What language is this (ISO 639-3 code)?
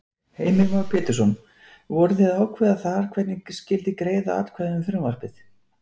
isl